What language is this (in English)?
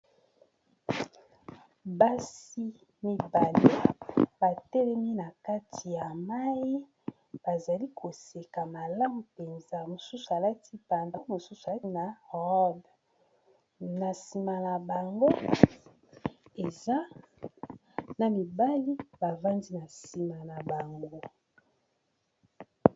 Lingala